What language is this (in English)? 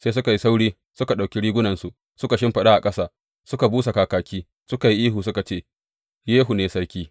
Hausa